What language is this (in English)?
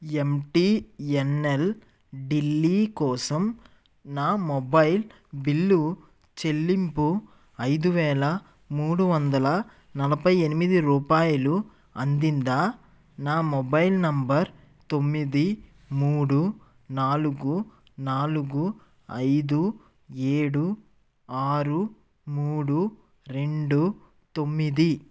Telugu